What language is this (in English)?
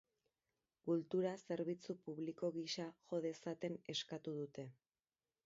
Basque